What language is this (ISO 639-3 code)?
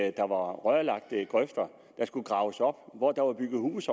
dan